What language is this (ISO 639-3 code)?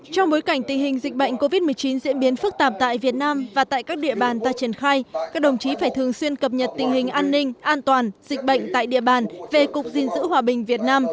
vie